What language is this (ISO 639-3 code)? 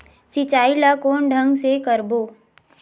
hne